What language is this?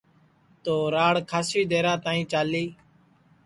Sansi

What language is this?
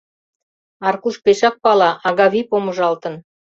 Mari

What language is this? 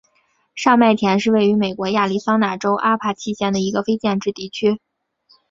Chinese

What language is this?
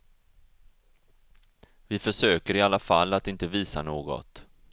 Swedish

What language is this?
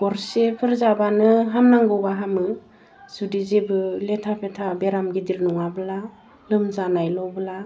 Bodo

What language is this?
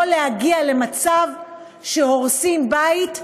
Hebrew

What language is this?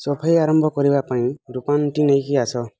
Odia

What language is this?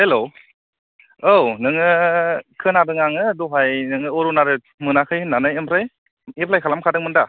Bodo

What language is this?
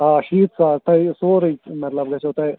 Kashmiri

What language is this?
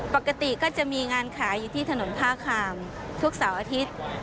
Thai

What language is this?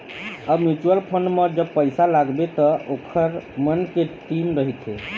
Chhattisgarhi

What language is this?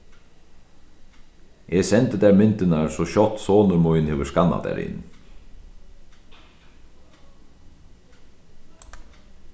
Faroese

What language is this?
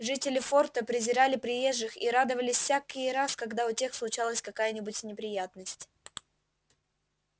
Russian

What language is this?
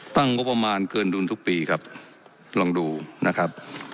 Thai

